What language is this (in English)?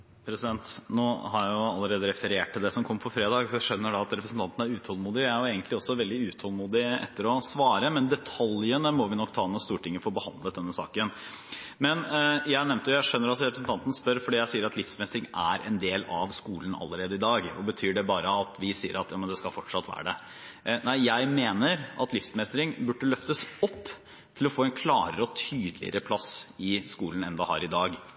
Norwegian Bokmål